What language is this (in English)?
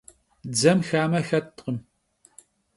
Kabardian